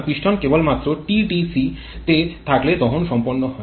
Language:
Bangla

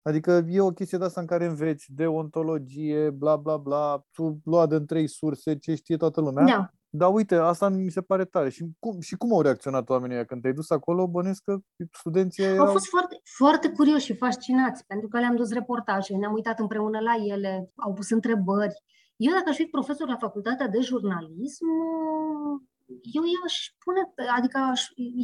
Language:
Romanian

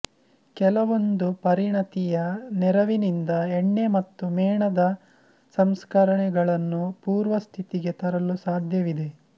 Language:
Kannada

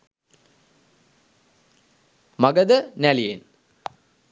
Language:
Sinhala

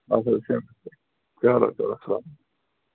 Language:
Kashmiri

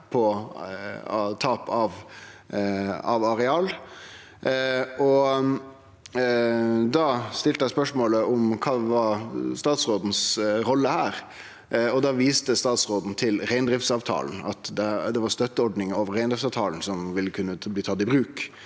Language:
Norwegian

